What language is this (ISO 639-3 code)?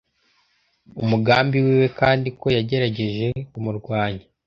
kin